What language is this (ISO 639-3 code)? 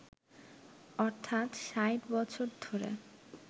ben